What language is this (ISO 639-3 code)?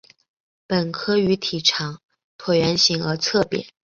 zho